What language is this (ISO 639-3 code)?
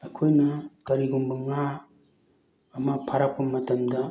mni